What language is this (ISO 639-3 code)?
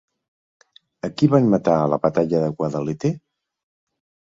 cat